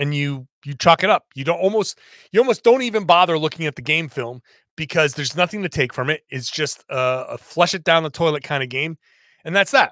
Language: English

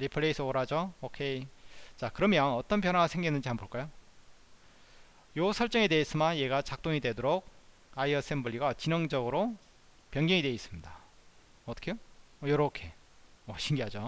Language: Korean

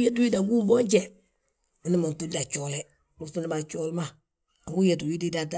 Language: Balanta-Ganja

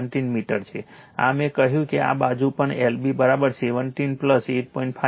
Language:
Gujarati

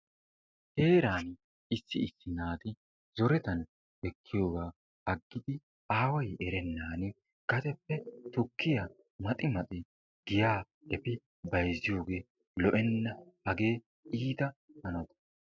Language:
Wolaytta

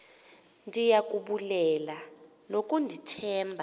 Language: Xhosa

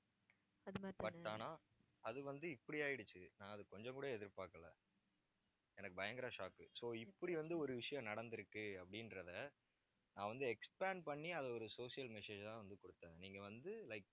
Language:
Tamil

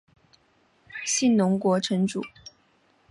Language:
Chinese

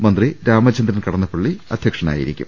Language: Malayalam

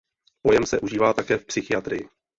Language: Czech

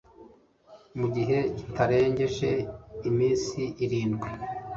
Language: Kinyarwanda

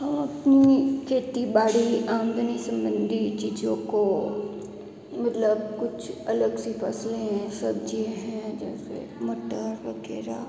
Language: Hindi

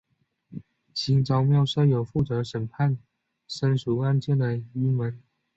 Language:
Chinese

